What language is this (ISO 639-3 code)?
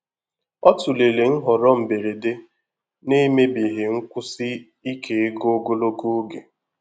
ibo